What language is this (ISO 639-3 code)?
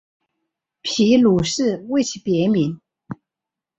zho